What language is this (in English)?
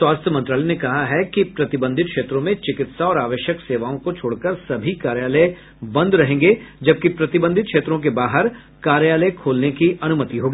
Hindi